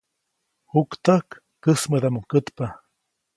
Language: Copainalá Zoque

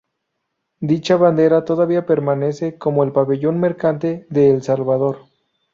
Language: Spanish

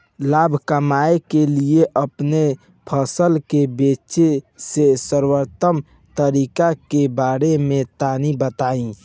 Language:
Bhojpuri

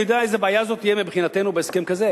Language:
Hebrew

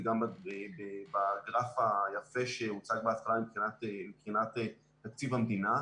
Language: Hebrew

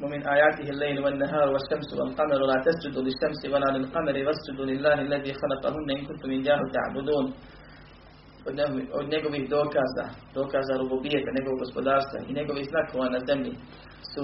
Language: Croatian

